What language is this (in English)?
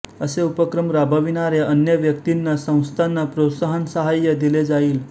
Marathi